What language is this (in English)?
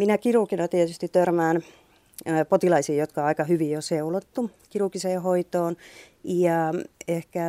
Finnish